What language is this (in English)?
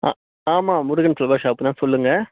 Tamil